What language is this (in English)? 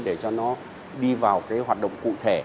Vietnamese